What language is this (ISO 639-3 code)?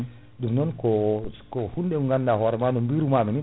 ful